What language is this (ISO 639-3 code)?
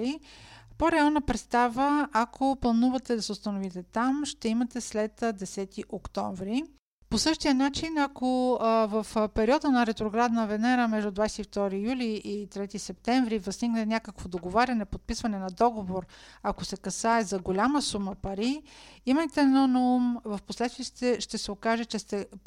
bul